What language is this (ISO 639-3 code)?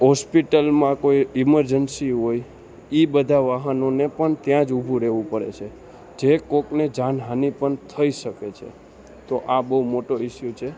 guj